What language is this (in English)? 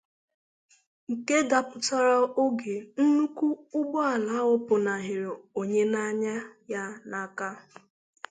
Igbo